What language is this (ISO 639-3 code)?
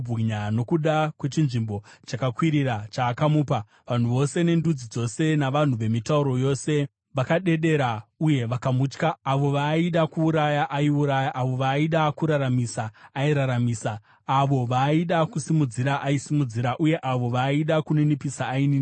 sna